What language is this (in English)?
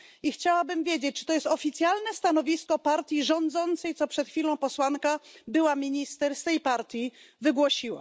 Polish